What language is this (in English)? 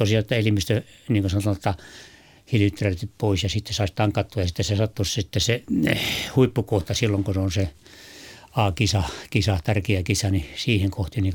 Finnish